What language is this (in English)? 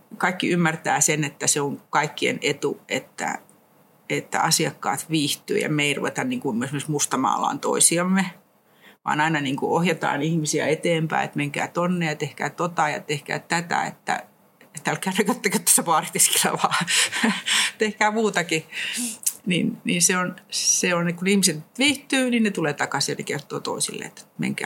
Finnish